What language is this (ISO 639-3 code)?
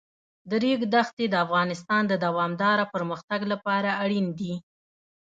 pus